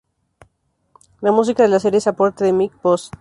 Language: Spanish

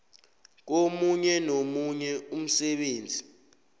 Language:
South Ndebele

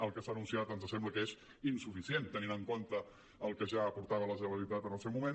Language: Catalan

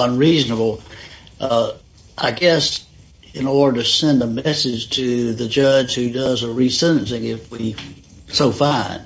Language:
English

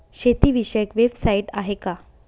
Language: Marathi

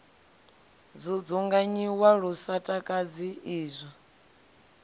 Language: Venda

